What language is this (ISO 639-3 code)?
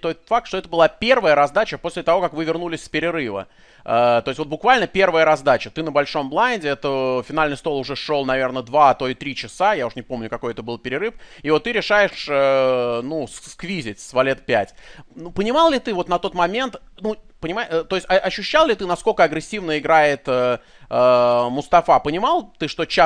rus